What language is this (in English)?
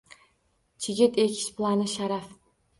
Uzbek